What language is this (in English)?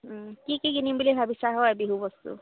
Assamese